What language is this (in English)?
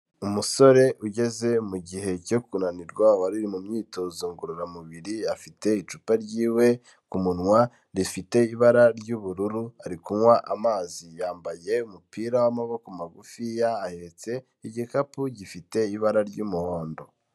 Kinyarwanda